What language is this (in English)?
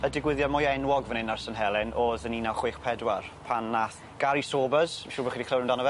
Welsh